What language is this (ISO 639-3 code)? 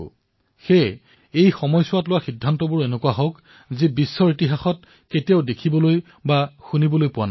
asm